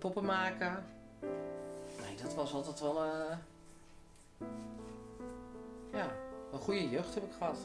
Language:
Dutch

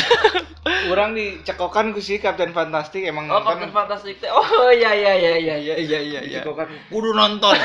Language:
Indonesian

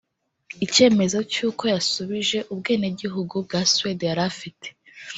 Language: Kinyarwanda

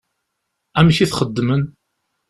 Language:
Kabyle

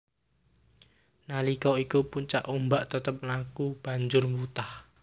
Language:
Javanese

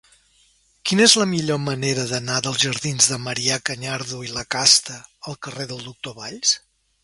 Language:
Catalan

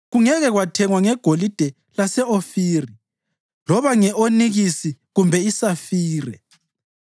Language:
North Ndebele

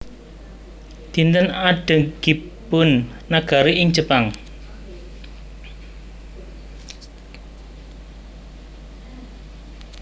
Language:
Javanese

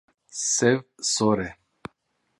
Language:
Kurdish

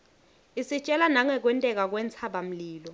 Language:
Swati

